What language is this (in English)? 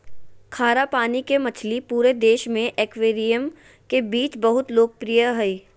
Magahi